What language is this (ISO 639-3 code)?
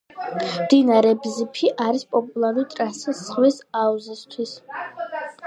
kat